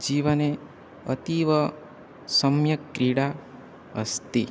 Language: Sanskrit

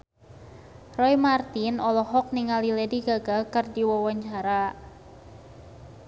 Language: Sundanese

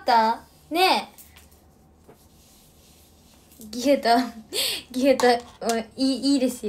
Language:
Japanese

